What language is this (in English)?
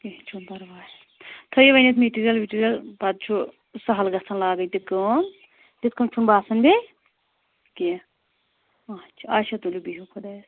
Kashmiri